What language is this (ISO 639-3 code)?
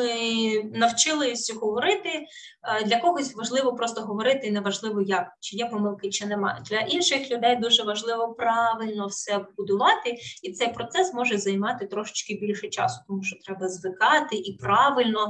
ukr